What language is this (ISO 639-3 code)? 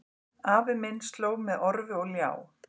isl